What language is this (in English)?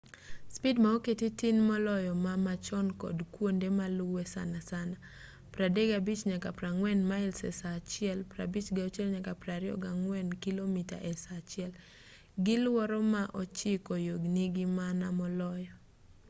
Luo (Kenya and Tanzania)